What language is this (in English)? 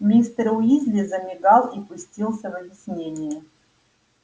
Russian